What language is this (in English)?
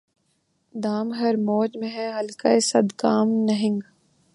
Urdu